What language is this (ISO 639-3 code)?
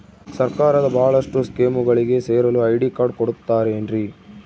kan